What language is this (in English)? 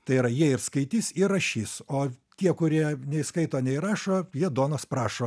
Lithuanian